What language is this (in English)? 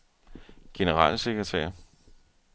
Danish